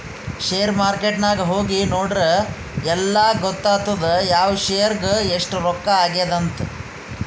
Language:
Kannada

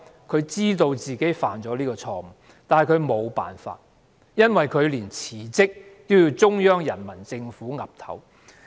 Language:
Cantonese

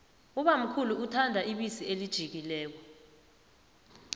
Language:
South Ndebele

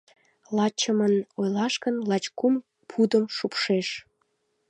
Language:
Mari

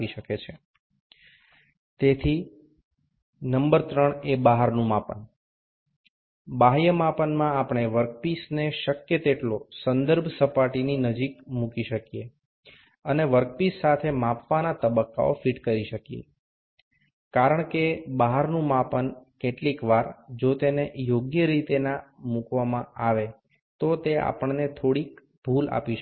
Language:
Bangla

